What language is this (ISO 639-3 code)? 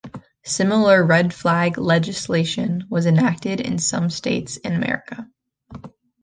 eng